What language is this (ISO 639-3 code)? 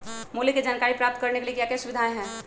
mag